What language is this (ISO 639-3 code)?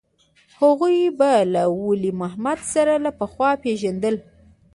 pus